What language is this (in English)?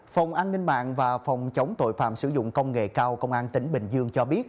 Vietnamese